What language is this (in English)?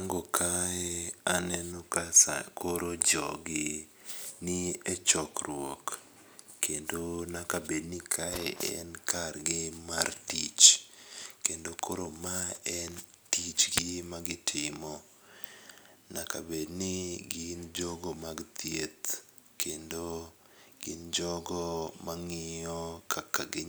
Luo (Kenya and Tanzania)